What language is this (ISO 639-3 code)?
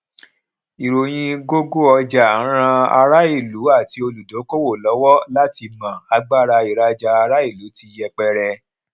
yor